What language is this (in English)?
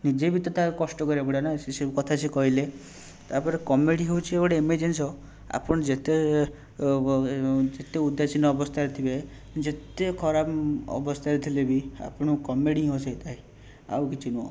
Odia